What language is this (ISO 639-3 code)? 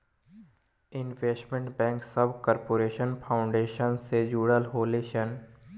bho